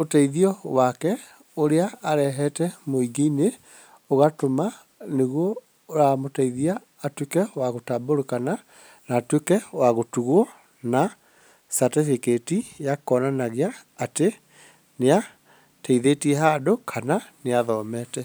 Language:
Kikuyu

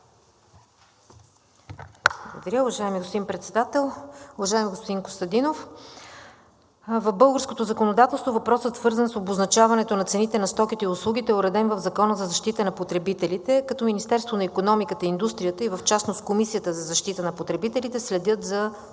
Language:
Bulgarian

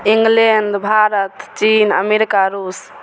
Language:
Maithili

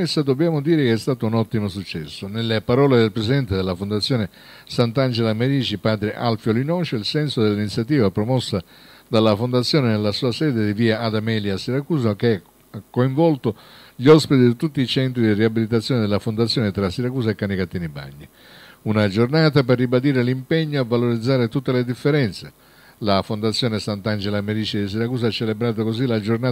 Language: Italian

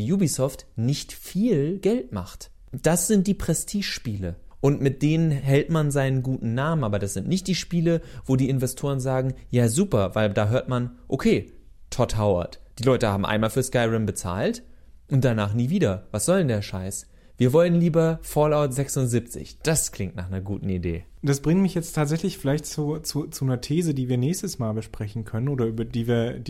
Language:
German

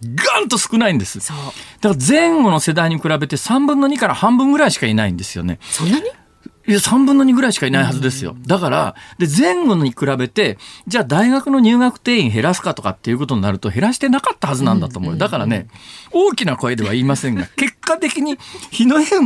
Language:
Japanese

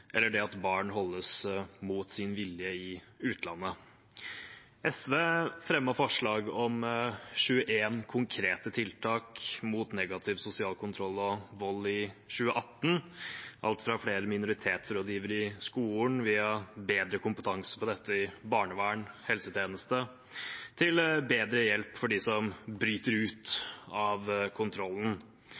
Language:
Norwegian Bokmål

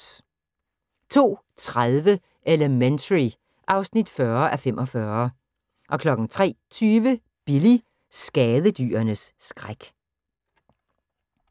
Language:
Danish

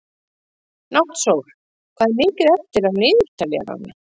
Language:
Icelandic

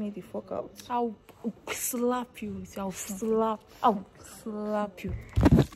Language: English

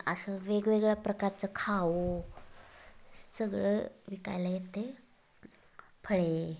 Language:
Marathi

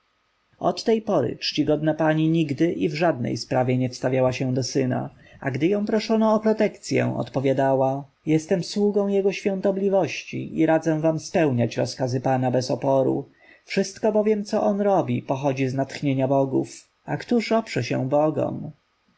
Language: Polish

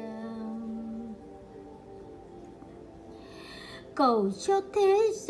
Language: Vietnamese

